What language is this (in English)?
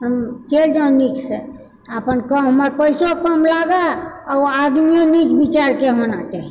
Maithili